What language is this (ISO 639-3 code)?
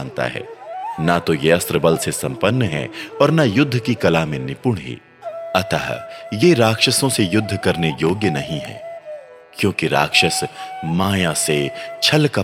hin